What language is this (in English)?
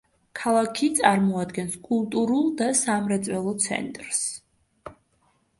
Georgian